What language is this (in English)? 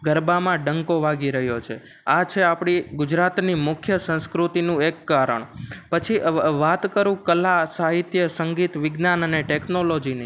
Gujarati